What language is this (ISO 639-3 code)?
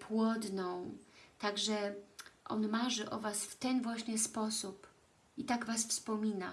pol